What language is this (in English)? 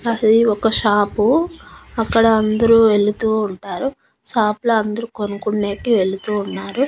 Telugu